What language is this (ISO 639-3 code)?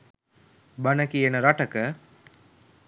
sin